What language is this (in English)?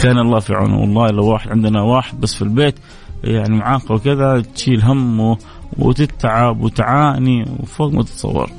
Arabic